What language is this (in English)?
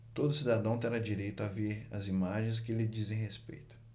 Portuguese